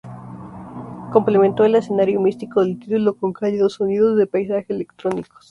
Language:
Spanish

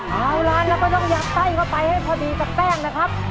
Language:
Thai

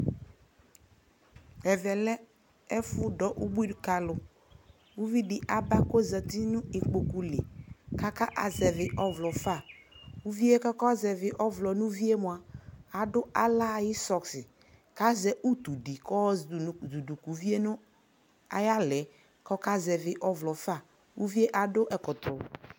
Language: Ikposo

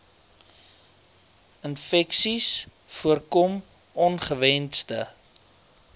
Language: Afrikaans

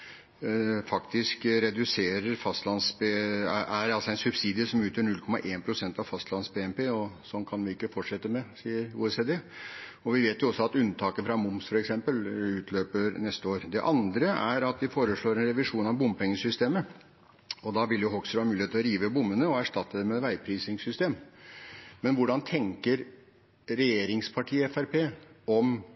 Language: Norwegian Bokmål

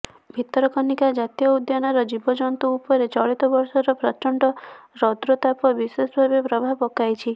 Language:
Odia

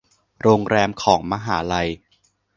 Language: Thai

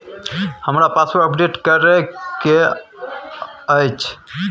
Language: Maithili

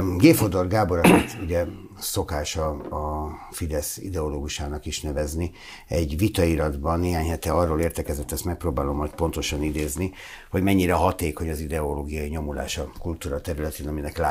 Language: Hungarian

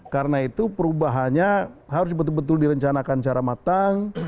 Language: Indonesian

